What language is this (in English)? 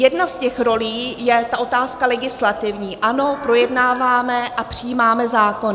Czech